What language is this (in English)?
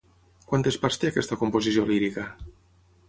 Catalan